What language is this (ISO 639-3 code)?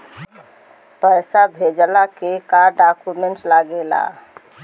bho